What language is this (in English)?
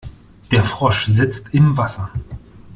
German